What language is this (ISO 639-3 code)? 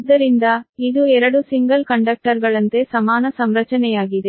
kan